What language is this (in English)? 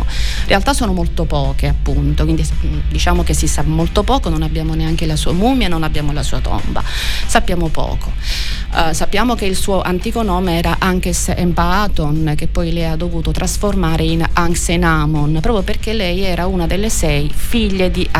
Italian